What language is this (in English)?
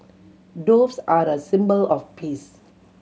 English